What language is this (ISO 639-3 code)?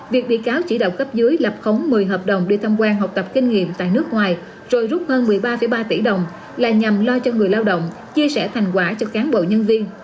vie